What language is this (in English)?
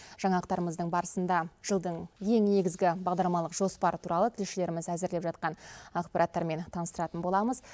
Kazakh